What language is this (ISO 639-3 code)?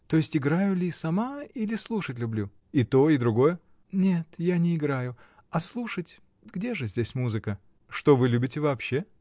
rus